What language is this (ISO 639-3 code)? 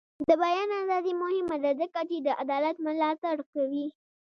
pus